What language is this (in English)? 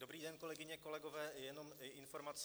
Czech